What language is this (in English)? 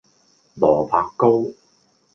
Cantonese